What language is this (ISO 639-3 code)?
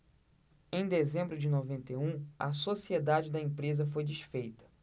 por